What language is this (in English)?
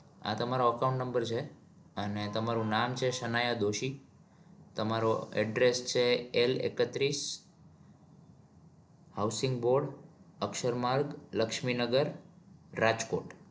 Gujarati